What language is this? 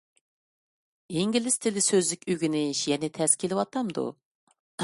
Uyghur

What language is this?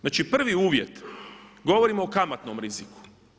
Croatian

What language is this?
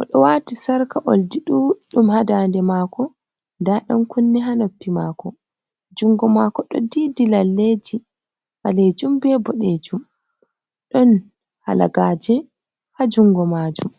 Fula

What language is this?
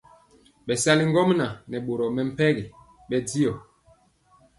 Mpiemo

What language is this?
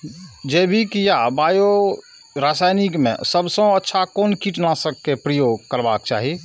Maithili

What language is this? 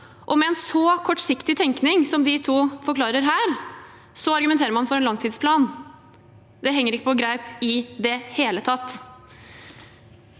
Norwegian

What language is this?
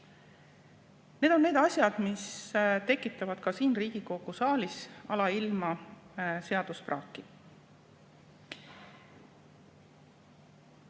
Estonian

